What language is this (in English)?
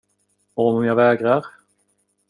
Swedish